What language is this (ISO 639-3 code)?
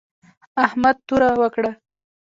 pus